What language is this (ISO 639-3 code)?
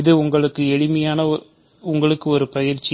tam